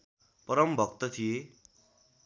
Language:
Nepali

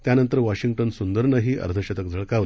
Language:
Marathi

